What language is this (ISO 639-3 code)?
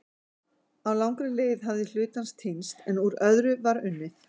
isl